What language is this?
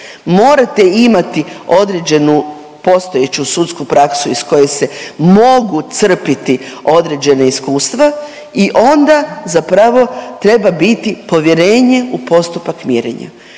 Croatian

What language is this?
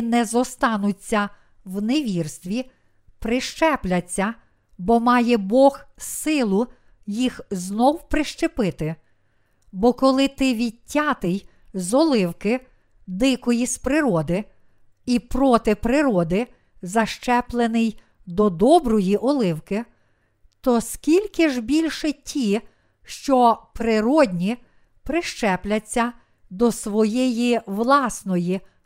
Ukrainian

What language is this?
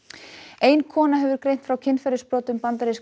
Icelandic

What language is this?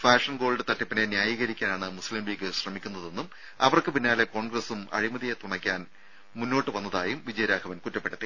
Malayalam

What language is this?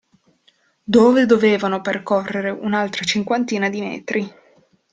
Italian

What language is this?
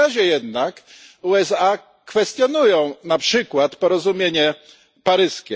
Polish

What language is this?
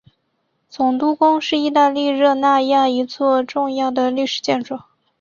Chinese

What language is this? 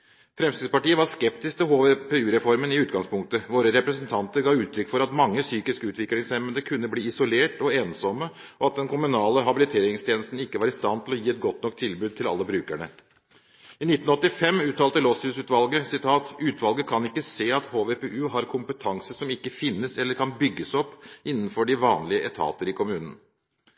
Norwegian Bokmål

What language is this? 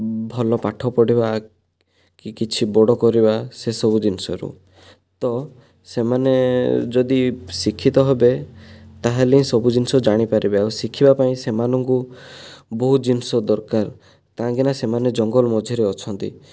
Odia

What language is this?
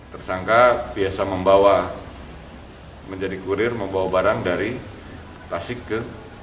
Indonesian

